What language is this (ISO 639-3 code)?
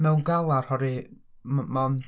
cym